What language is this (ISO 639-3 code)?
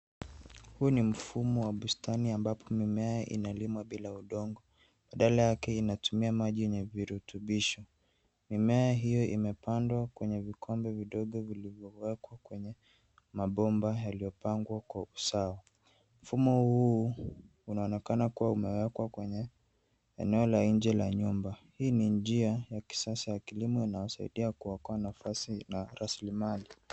swa